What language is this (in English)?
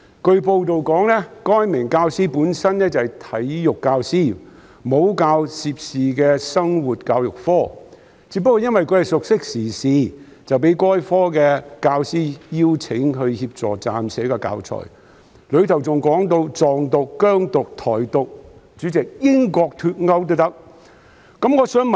Cantonese